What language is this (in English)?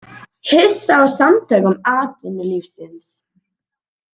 Icelandic